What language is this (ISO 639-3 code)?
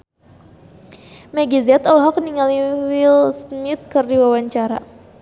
sun